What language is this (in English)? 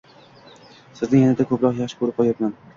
Uzbek